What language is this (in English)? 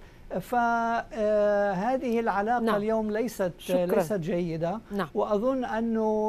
Arabic